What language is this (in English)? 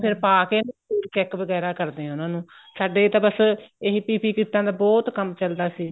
Punjabi